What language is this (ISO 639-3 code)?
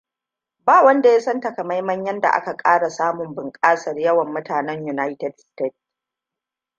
hau